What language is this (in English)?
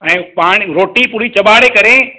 Sindhi